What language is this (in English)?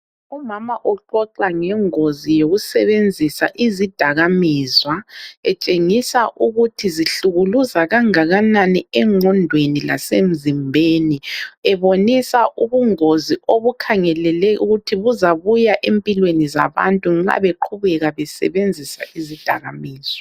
North Ndebele